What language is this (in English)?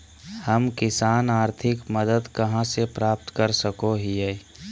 Magahi